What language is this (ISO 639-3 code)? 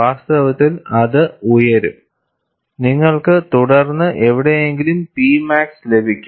mal